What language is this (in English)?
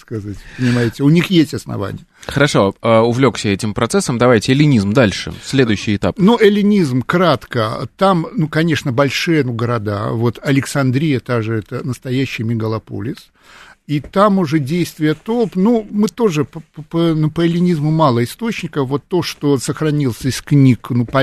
Russian